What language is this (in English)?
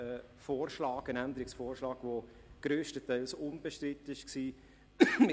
Swiss German